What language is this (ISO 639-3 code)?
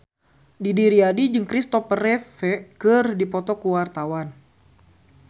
sun